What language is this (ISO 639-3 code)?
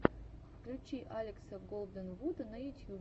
rus